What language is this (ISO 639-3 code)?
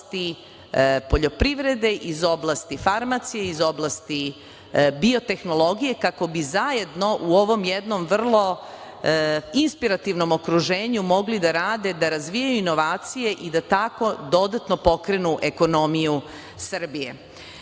srp